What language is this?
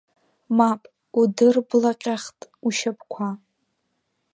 Abkhazian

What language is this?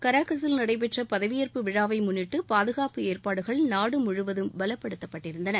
Tamil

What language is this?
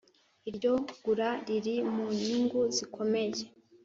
Kinyarwanda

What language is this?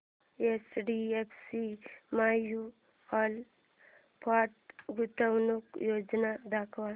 Marathi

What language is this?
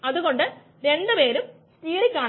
Malayalam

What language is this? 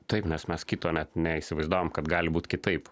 Lithuanian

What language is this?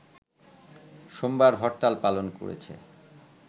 Bangla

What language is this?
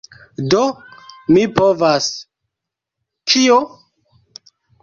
Esperanto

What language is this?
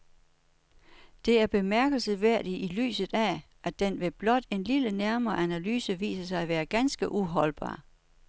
Danish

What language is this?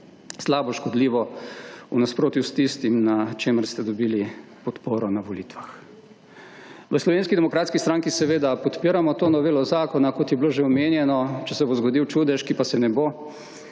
Slovenian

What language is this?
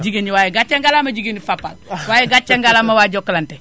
Wolof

